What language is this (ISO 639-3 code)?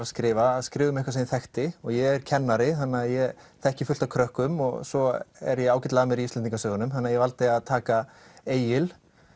isl